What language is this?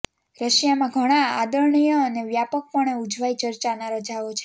Gujarati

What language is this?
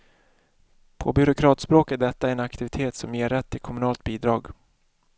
Swedish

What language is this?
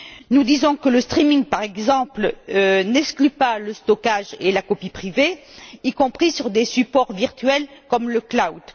French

